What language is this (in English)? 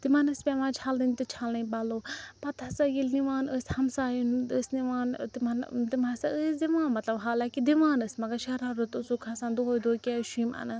Kashmiri